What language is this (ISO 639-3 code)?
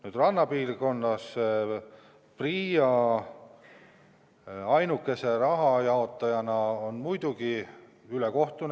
est